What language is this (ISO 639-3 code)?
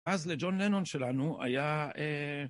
heb